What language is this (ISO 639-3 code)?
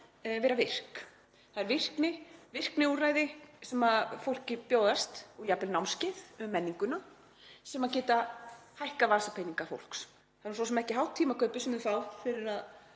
isl